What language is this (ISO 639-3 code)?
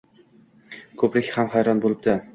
uzb